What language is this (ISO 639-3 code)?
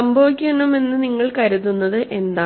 mal